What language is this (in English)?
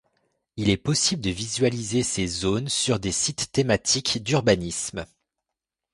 French